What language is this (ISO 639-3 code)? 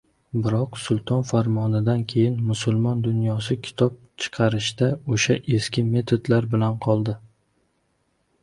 uzb